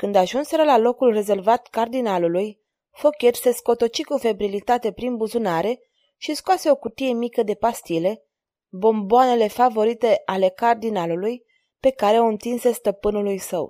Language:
Romanian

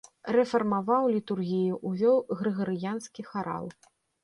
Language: Belarusian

